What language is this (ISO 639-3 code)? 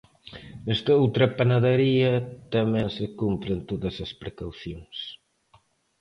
glg